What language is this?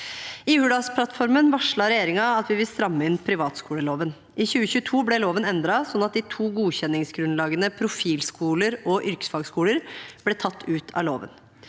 Norwegian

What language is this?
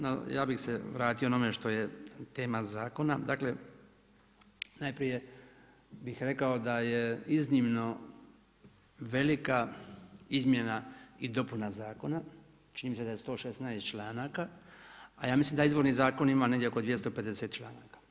Croatian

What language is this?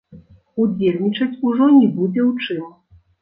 Belarusian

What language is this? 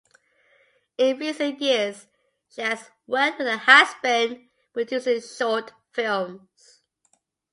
English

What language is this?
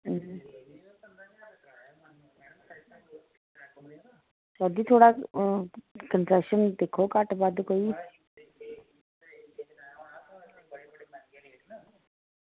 Dogri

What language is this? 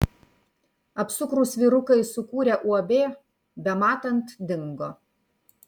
Lithuanian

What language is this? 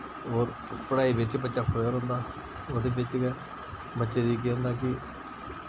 Dogri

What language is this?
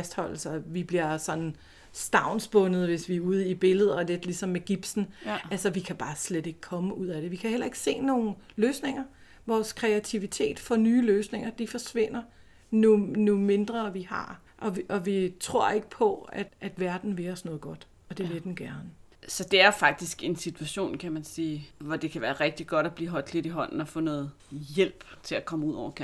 Danish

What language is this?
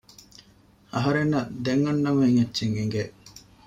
Divehi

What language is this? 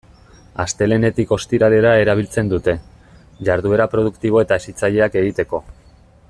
Basque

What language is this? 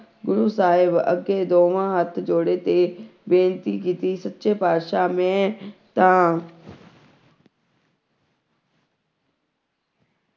Punjabi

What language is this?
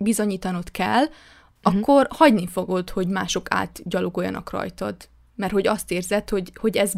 Hungarian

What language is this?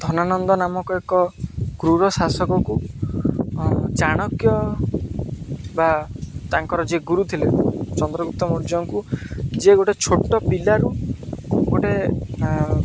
Odia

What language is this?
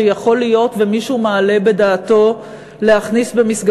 Hebrew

